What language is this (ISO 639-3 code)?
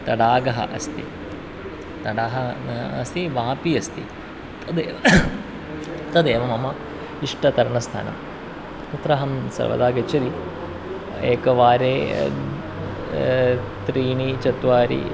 san